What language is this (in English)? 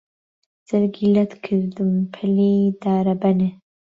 Central Kurdish